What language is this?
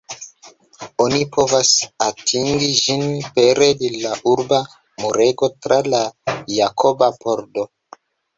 Esperanto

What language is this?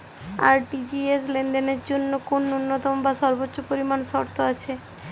Bangla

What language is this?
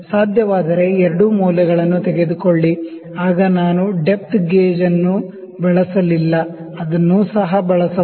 Kannada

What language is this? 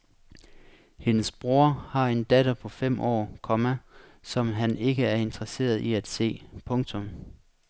Danish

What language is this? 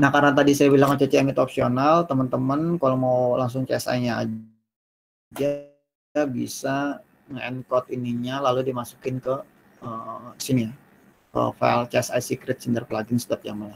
Indonesian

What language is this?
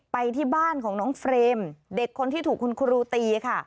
Thai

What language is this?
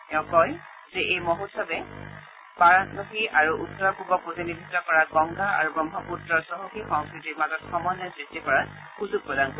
Assamese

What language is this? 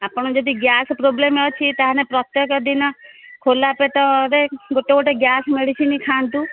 Odia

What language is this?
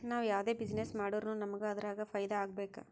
Kannada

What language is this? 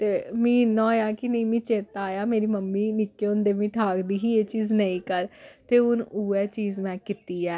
Dogri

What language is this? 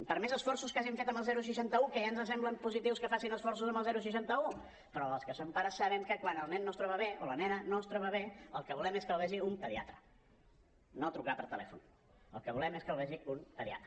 Catalan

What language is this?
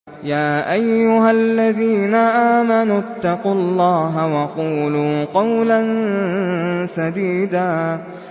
Arabic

